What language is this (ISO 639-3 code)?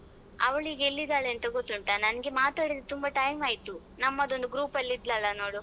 kan